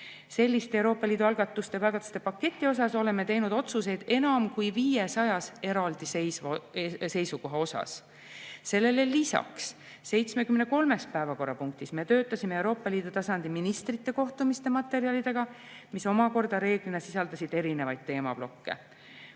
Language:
Estonian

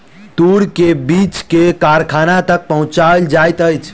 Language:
Maithili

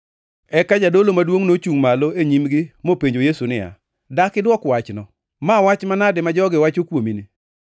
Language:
Luo (Kenya and Tanzania)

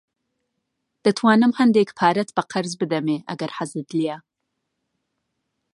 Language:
Central Kurdish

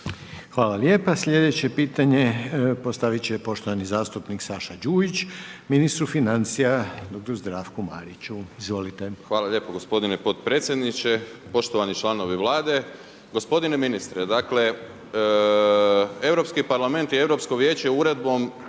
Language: Croatian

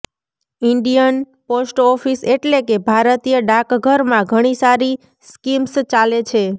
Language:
Gujarati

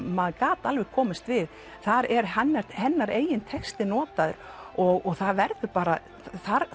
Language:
Icelandic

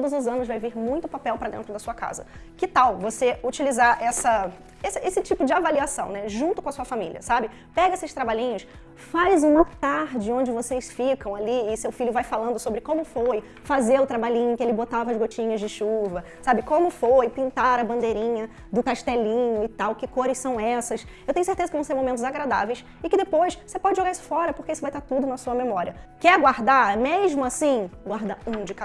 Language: Portuguese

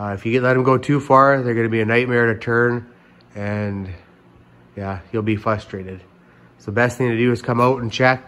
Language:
English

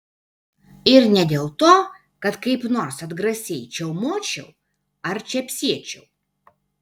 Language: Lithuanian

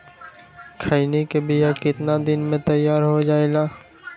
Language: Magahi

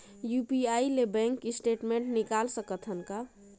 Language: Chhattisgarhi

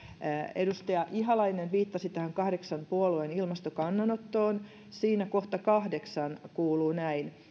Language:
Finnish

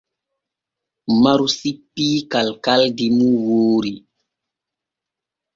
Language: Borgu Fulfulde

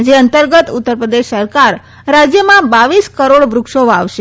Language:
Gujarati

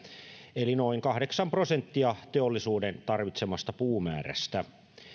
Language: Finnish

